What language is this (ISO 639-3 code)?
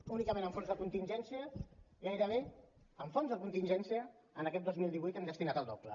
cat